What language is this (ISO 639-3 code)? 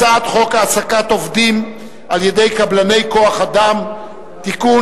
heb